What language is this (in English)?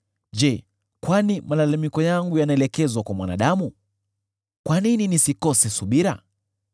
Swahili